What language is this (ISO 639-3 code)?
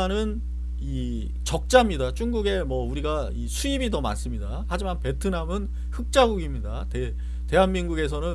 kor